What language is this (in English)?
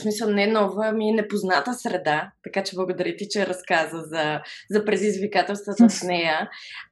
Bulgarian